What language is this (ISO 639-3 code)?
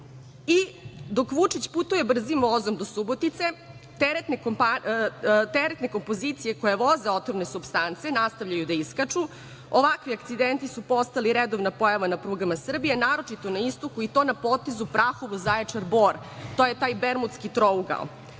srp